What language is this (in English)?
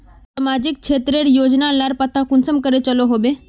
Magahi